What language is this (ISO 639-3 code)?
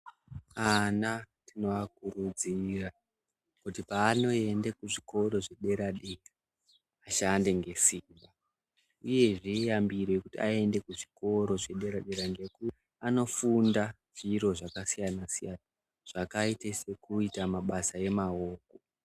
ndc